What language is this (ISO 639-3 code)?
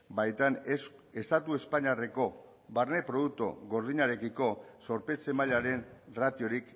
eus